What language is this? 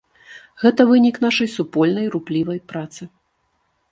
Belarusian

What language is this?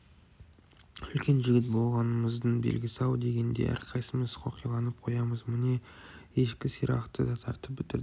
Kazakh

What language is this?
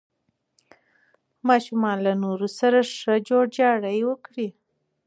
Pashto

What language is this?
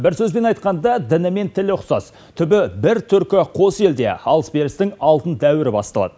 Kazakh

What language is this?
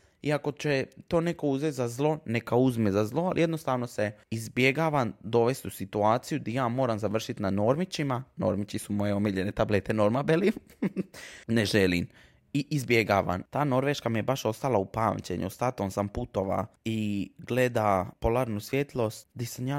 Croatian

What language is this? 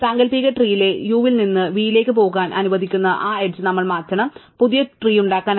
Malayalam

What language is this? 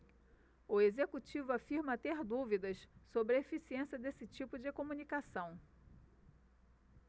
Portuguese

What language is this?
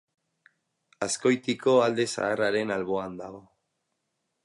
Basque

